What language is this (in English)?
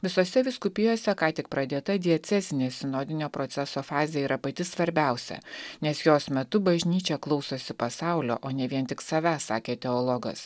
Lithuanian